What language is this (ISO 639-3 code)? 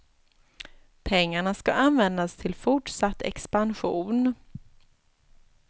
swe